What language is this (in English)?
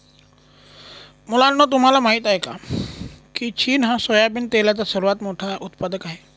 Marathi